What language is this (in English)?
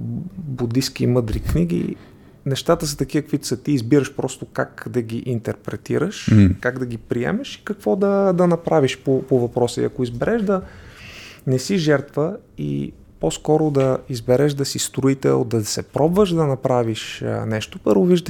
Bulgarian